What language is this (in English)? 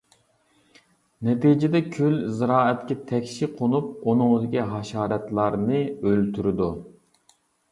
Uyghur